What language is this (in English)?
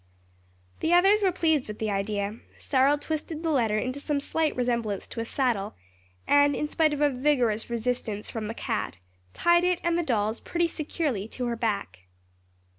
English